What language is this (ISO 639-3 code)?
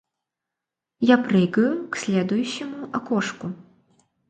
rus